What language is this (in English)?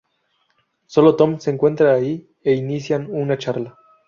Spanish